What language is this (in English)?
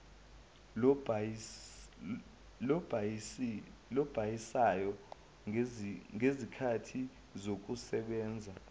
Zulu